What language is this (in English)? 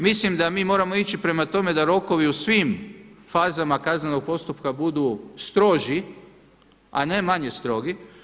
Croatian